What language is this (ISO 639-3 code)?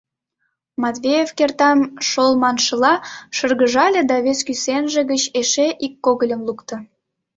chm